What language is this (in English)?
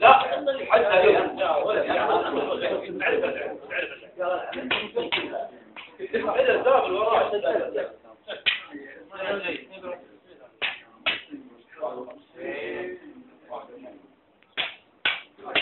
Arabic